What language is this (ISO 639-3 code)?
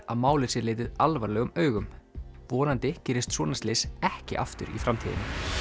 isl